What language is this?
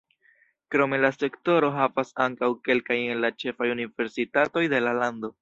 Esperanto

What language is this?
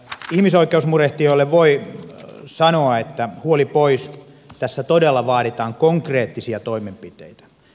Finnish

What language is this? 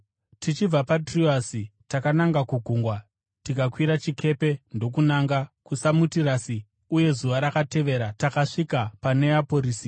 Shona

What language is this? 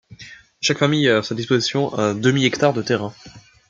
French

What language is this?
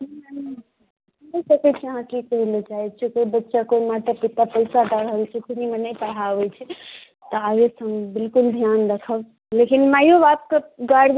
Maithili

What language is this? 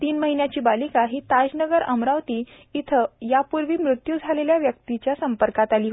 Marathi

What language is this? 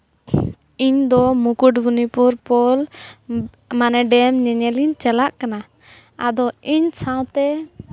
Santali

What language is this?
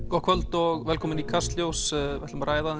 Icelandic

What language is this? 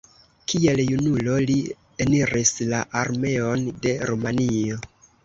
Esperanto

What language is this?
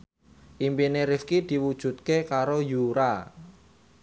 Javanese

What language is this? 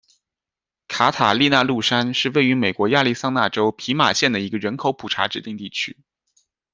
Chinese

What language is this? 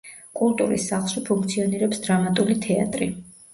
Georgian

